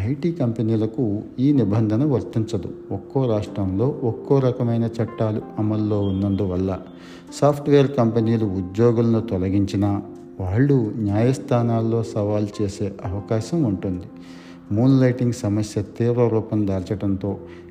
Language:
Telugu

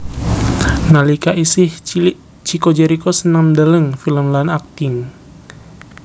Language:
Javanese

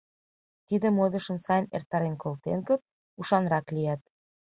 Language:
Mari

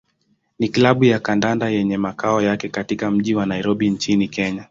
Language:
Swahili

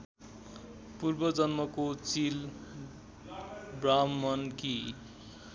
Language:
Nepali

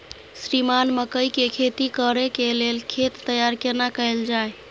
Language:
Maithili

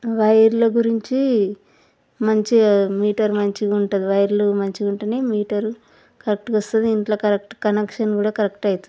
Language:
Telugu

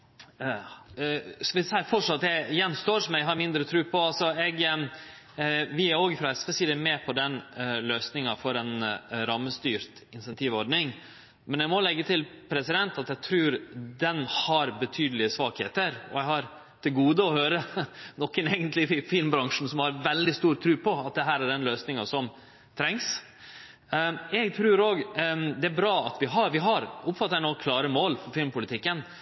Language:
Norwegian Nynorsk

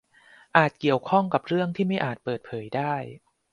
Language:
Thai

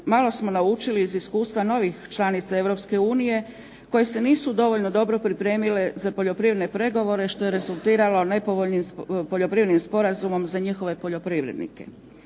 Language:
Croatian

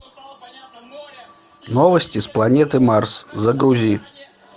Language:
Russian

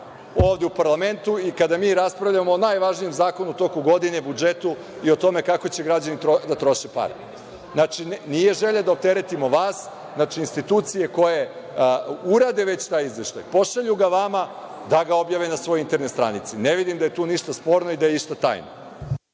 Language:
Serbian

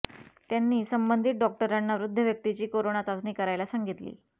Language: Marathi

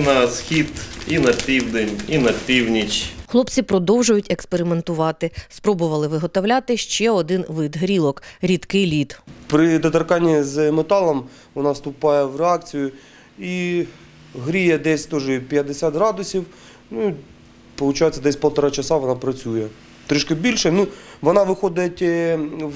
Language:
Ukrainian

